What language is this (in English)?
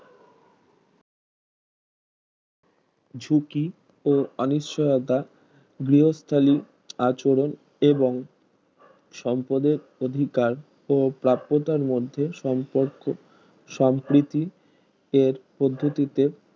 Bangla